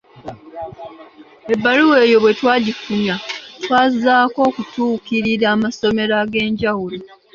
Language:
Ganda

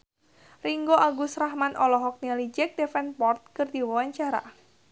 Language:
Sundanese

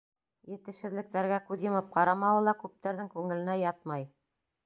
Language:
Bashkir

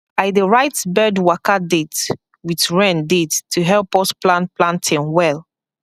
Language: Nigerian Pidgin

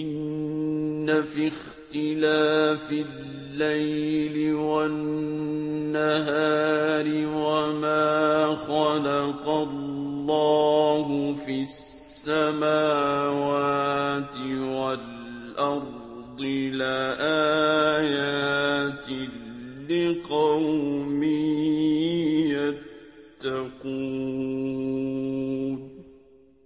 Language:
Arabic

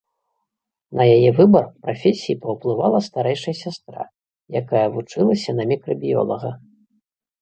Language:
Belarusian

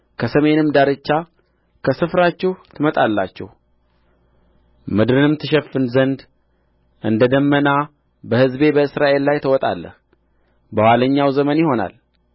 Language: Amharic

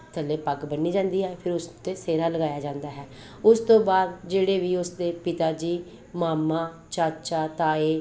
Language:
Punjabi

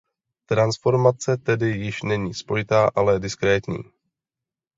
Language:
Czech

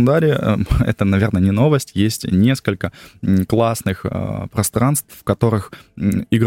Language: Russian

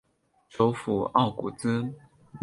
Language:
Chinese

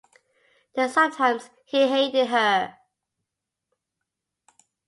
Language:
English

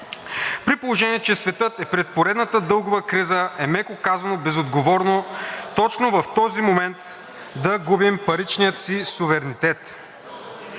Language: Bulgarian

